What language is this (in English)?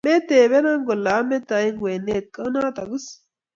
Kalenjin